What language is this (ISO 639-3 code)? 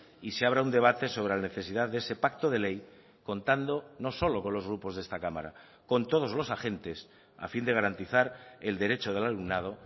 spa